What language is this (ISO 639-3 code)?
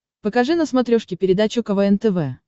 rus